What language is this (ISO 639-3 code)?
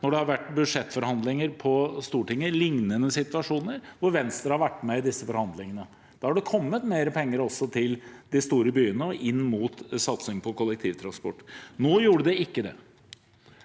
nor